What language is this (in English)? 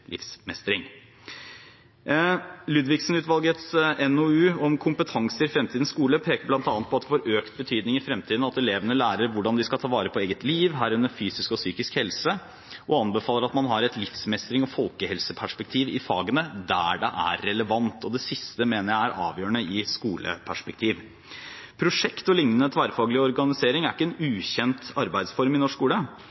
Norwegian Bokmål